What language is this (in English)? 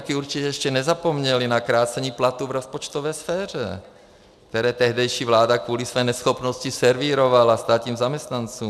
Czech